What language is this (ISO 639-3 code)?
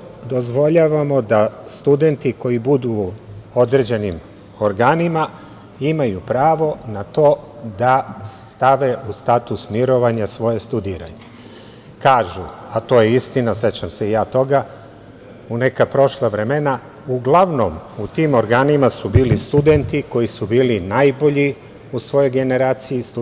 srp